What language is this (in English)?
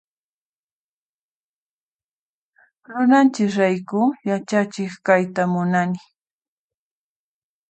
Puno Quechua